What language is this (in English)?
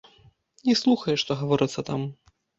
Belarusian